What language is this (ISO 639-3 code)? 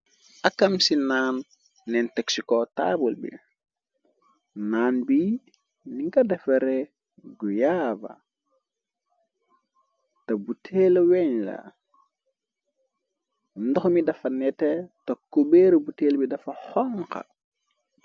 wol